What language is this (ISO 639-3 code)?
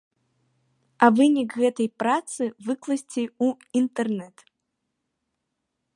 bel